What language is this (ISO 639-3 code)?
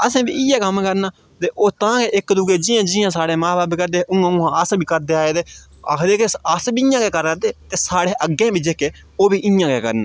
doi